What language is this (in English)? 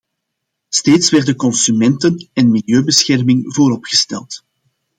Dutch